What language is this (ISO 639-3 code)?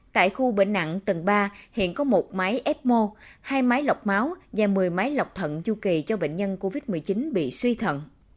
vie